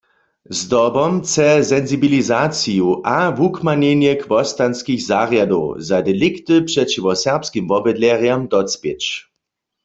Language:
Upper Sorbian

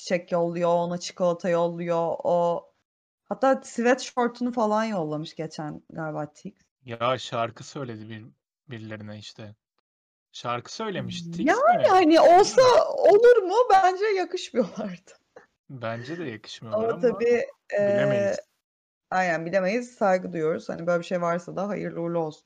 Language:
Turkish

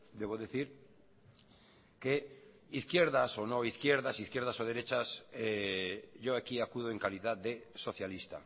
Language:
Spanish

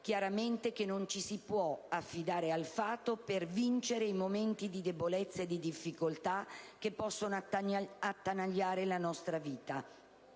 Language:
Italian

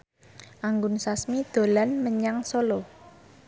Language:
Javanese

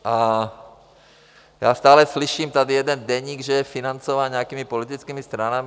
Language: Czech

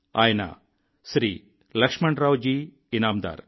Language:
Telugu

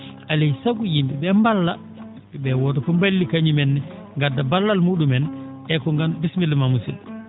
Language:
Fula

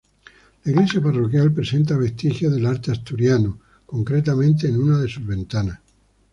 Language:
Spanish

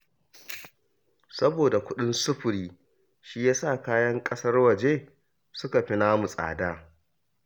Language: Hausa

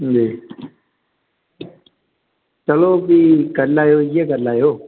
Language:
Dogri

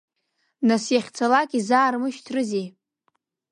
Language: Abkhazian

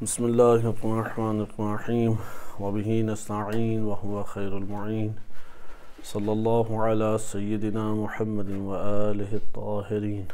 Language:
Arabic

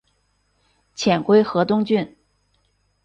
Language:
Chinese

